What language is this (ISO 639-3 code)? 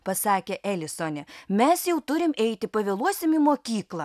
lit